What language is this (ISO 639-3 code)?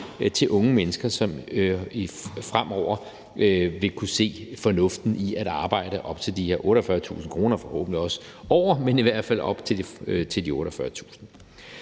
dan